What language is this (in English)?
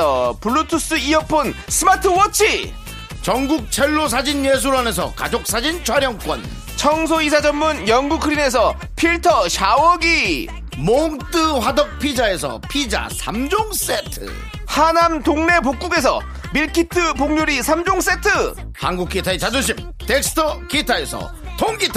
Korean